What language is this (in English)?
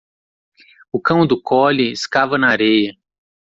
Portuguese